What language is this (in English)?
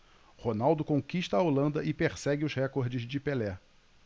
Portuguese